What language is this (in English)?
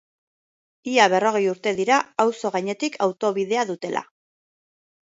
Basque